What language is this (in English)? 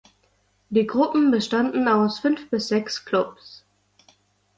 German